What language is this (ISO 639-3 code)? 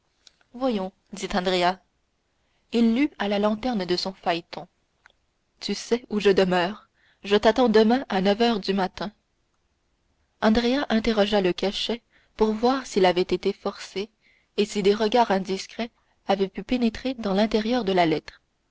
fra